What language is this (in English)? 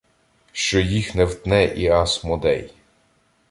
Ukrainian